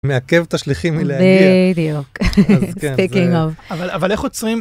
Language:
Hebrew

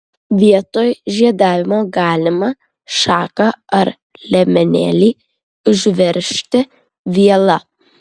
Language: Lithuanian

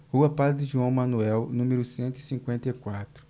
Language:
Portuguese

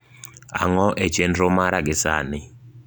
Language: Luo (Kenya and Tanzania)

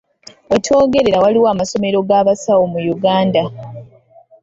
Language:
Ganda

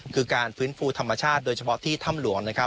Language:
Thai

